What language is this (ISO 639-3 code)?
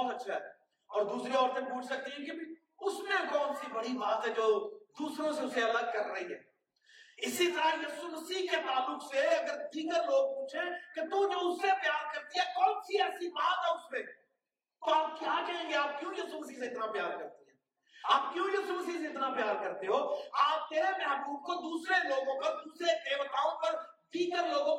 urd